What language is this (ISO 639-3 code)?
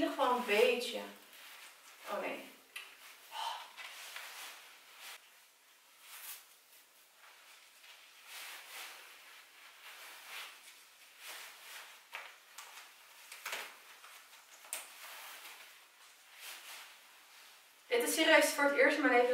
nld